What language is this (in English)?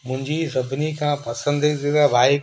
Sindhi